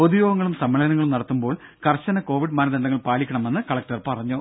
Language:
Malayalam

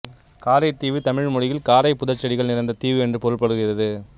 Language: Tamil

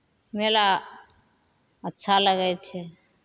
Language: Maithili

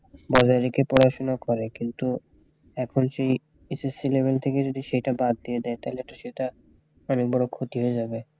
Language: Bangla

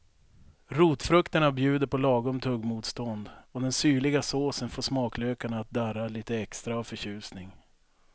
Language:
Swedish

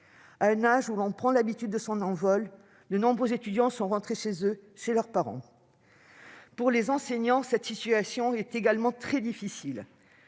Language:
French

